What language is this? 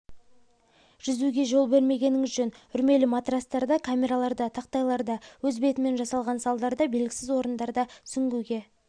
Kazakh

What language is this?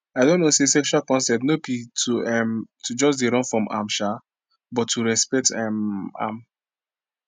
Nigerian Pidgin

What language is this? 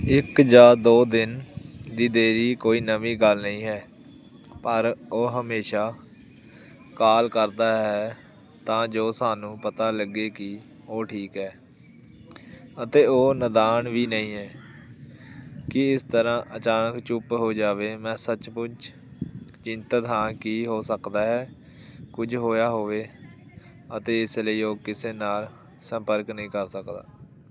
Punjabi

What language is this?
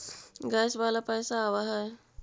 Magahi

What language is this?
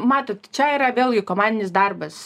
Lithuanian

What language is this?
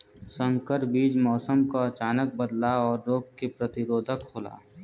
Bhojpuri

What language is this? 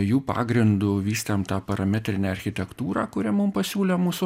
Lithuanian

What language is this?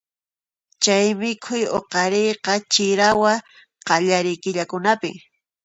Puno Quechua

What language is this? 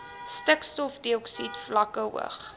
Afrikaans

